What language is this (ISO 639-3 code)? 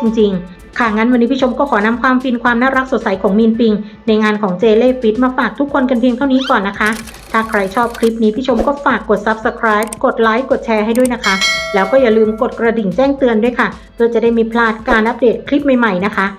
tha